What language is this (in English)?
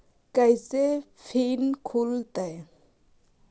Magahi